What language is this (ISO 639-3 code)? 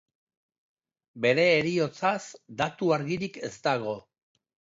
eus